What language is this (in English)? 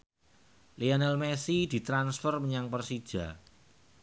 Javanese